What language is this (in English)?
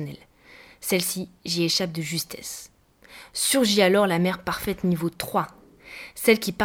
French